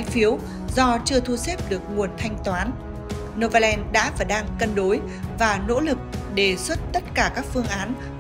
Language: Vietnamese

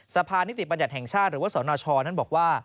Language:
Thai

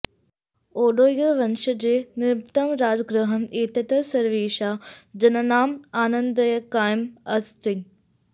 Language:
Sanskrit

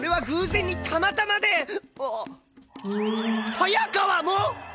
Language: Japanese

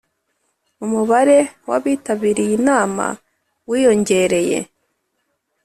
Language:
Kinyarwanda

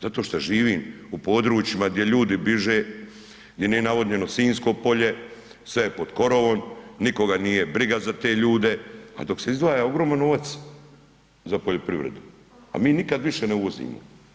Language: Croatian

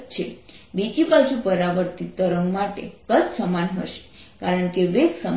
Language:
Gujarati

